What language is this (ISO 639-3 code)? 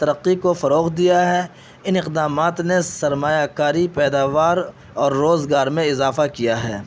urd